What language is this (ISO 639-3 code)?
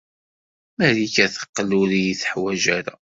kab